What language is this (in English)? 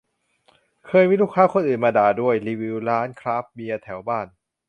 Thai